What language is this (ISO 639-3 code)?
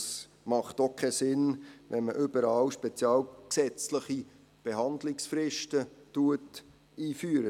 gsw